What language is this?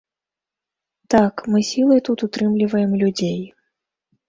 Belarusian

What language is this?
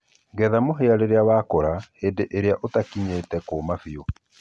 Kikuyu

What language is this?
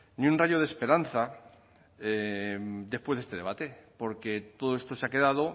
Spanish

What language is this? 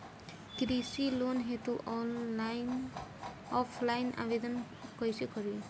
Bhojpuri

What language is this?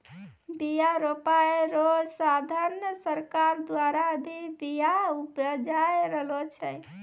Maithili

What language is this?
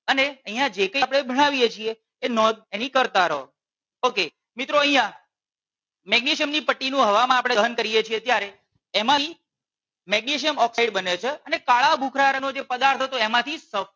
Gujarati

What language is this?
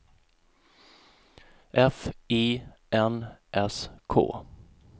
Swedish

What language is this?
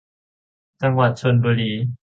Thai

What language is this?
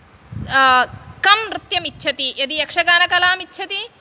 Sanskrit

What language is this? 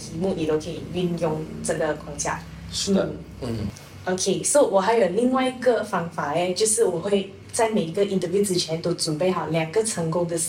Chinese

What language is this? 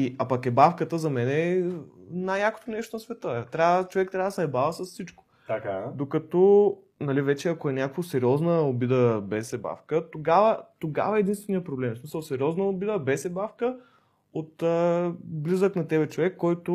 Bulgarian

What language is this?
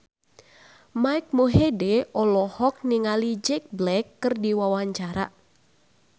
Sundanese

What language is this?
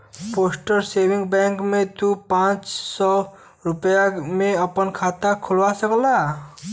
Bhojpuri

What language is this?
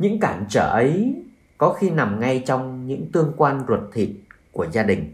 Vietnamese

